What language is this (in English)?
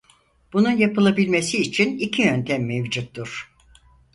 Turkish